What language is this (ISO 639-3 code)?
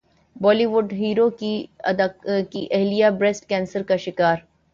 urd